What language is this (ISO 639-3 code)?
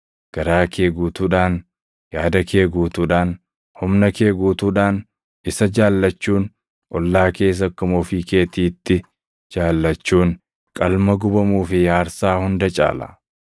orm